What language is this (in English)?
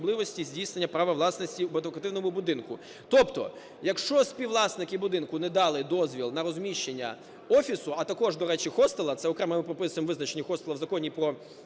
Ukrainian